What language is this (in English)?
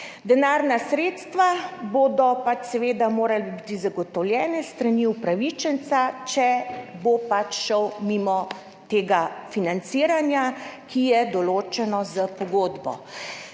Slovenian